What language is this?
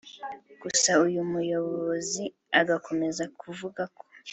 Kinyarwanda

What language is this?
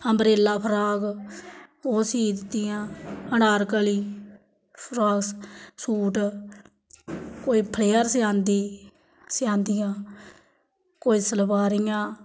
Dogri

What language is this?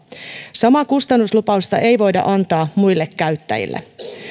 Finnish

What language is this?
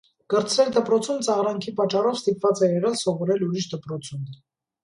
Armenian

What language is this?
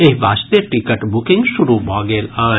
Maithili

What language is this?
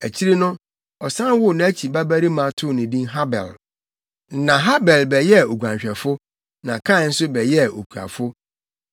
Akan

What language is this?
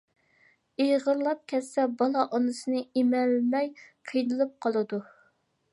Uyghur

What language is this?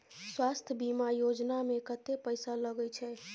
Maithili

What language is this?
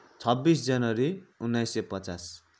Nepali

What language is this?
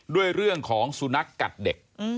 Thai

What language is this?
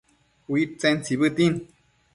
Matsés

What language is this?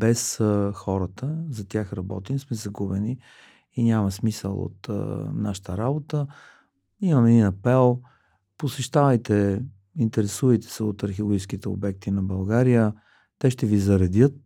Bulgarian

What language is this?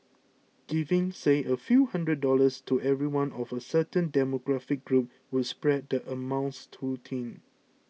English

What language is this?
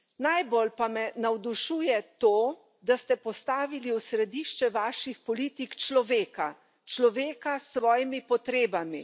Slovenian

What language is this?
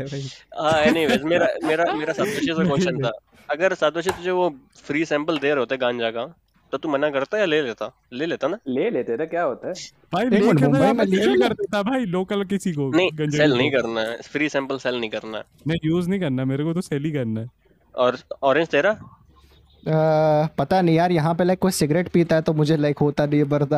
Hindi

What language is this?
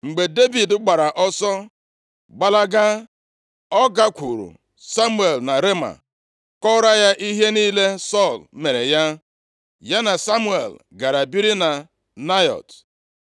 Igbo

